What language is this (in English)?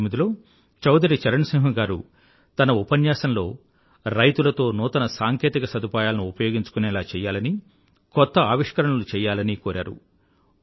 Telugu